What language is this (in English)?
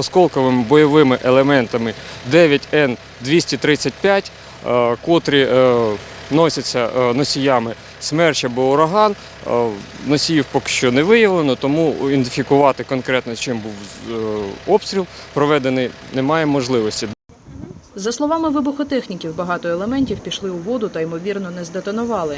Ukrainian